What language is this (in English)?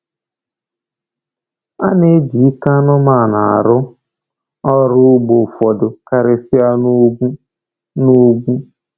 Igbo